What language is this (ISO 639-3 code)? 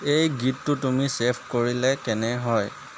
asm